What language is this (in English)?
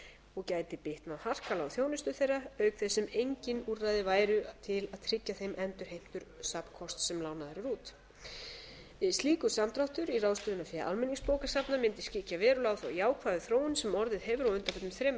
Icelandic